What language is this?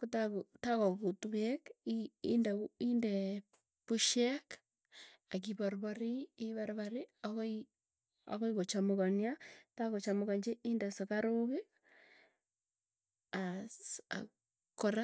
Tugen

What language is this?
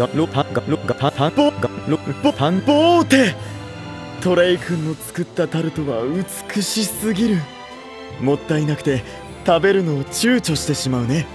Japanese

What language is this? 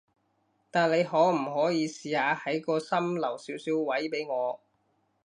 Cantonese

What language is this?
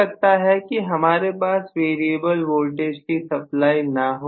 Hindi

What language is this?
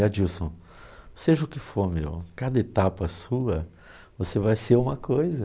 Portuguese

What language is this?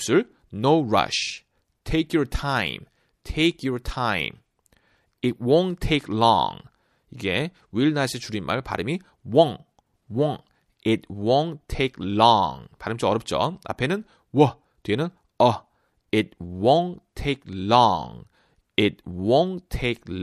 Korean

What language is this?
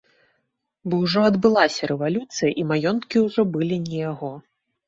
Belarusian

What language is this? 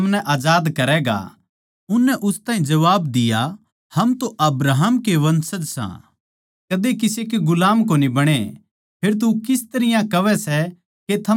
Haryanvi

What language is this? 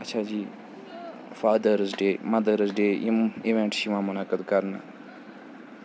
Kashmiri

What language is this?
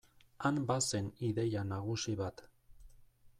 Basque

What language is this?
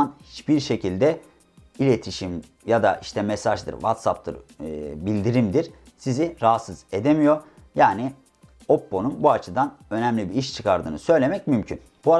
Turkish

